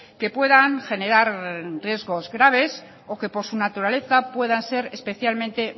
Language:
Spanish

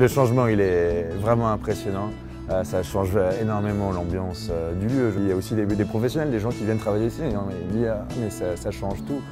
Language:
French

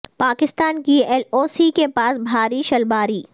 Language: Urdu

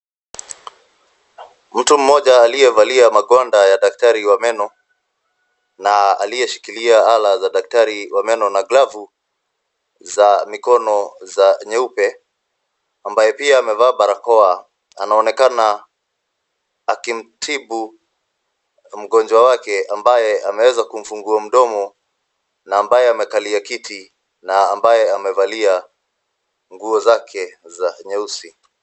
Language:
Swahili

